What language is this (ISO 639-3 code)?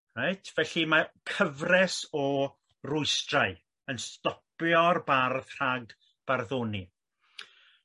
cym